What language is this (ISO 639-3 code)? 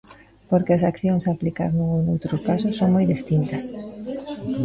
glg